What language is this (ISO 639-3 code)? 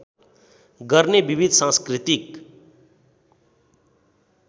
nep